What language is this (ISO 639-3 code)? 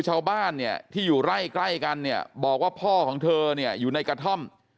tha